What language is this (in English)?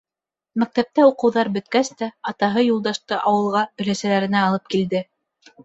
Bashkir